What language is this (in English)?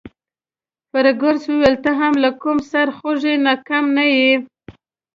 Pashto